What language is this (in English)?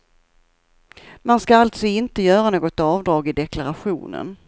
Swedish